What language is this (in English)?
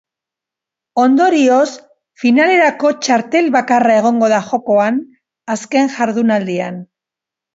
Basque